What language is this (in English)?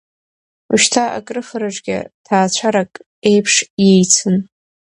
Abkhazian